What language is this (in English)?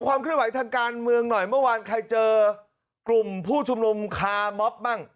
Thai